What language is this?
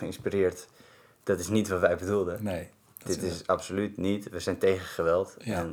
Dutch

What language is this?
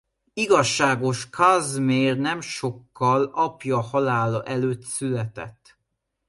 Hungarian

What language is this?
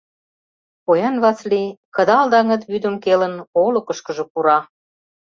Mari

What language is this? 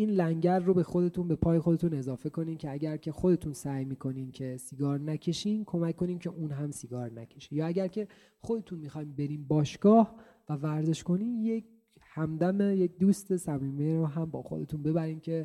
Persian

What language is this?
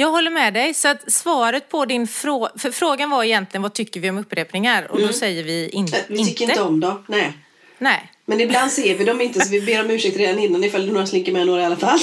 Swedish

